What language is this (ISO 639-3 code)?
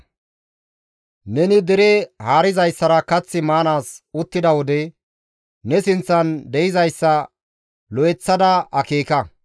gmv